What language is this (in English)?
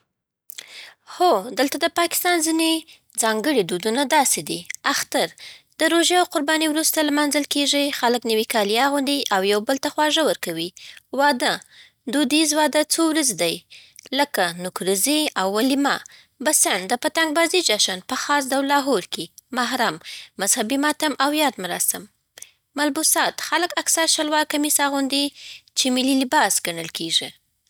Southern Pashto